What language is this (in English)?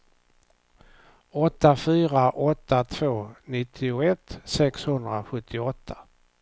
Swedish